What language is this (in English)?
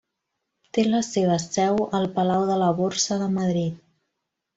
Catalan